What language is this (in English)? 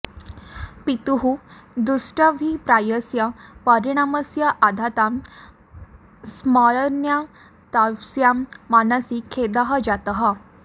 Sanskrit